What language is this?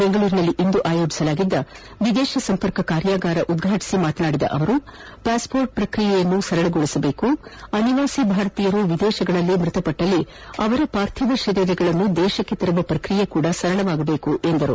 Kannada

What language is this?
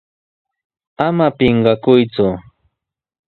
Sihuas Ancash Quechua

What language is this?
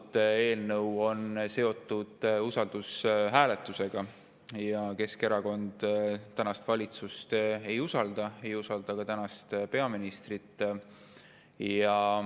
Estonian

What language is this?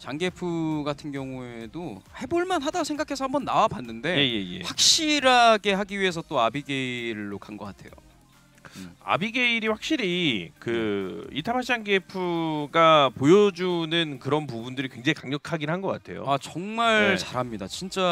Korean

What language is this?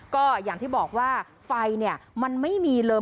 Thai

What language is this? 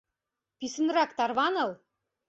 Mari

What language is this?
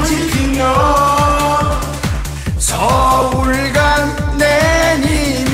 Korean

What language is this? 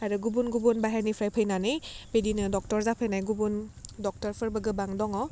Bodo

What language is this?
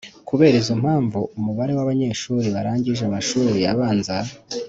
Kinyarwanda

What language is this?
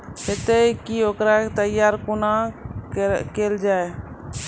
Maithili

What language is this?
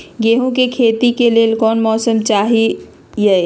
Magahi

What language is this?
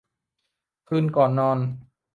Thai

